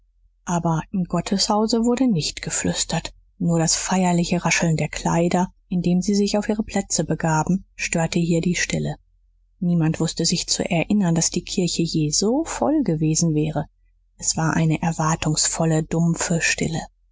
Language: German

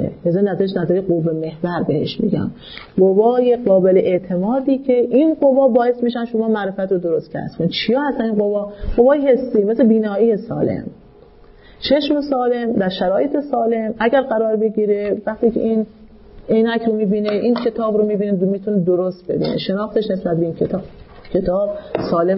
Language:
Persian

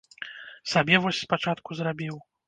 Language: Belarusian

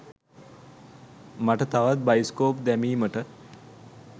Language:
Sinhala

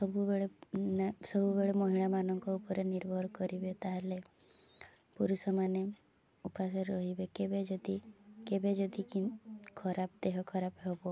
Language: Odia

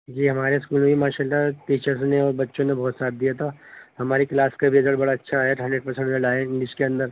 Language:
Urdu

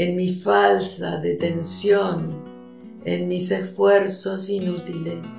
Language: Spanish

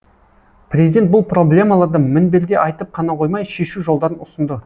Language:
Kazakh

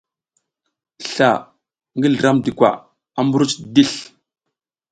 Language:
South Giziga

